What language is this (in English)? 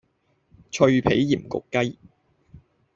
Cantonese